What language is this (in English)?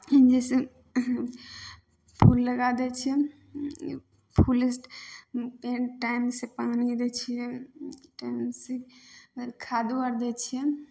Maithili